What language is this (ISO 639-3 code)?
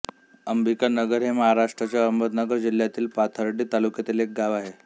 mar